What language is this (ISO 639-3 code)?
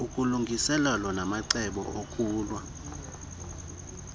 xho